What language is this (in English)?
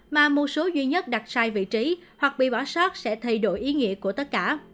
Vietnamese